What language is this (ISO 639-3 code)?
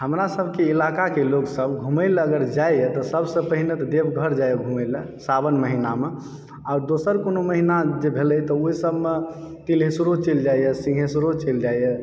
mai